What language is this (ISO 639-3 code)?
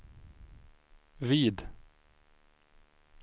swe